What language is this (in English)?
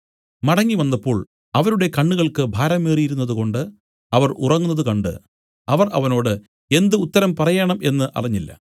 Malayalam